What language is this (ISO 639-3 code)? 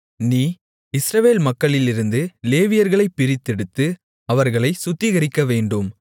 tam